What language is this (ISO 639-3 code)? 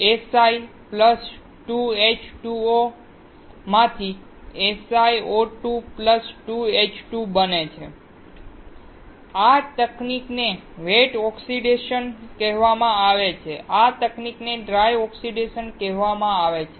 guj